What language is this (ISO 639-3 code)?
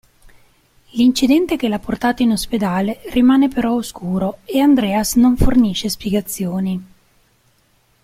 ita